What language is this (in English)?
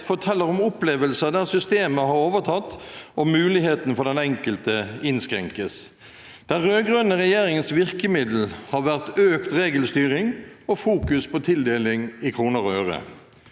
Norwegian